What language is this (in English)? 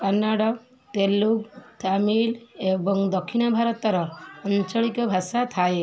Odia